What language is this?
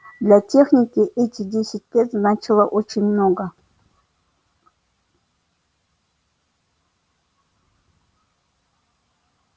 Russian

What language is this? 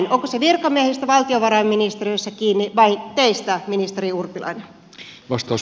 Finnish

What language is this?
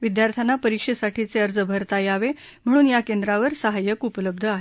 Marathi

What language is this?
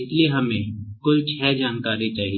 Hindi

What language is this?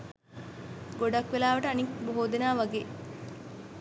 Sinhala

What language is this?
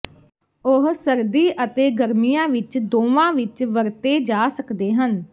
Punjabi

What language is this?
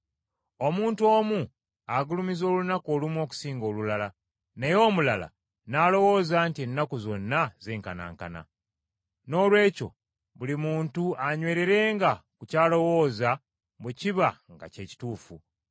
Ganda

